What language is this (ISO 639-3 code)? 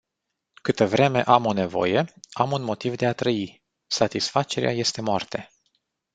ron